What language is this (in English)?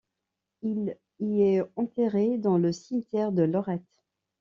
French